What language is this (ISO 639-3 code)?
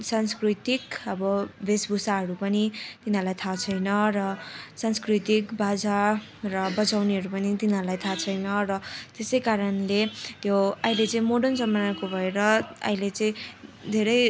nep